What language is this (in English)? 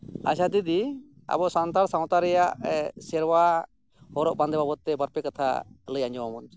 Santali